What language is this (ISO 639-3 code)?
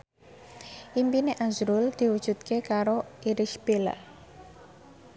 jav